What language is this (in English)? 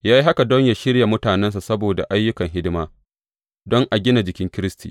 Hausa